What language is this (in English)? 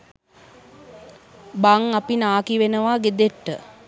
Sinhala